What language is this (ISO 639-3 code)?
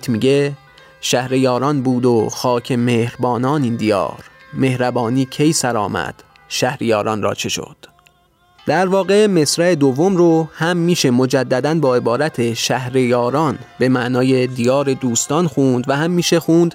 fas